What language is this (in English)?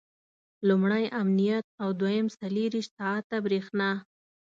Pashto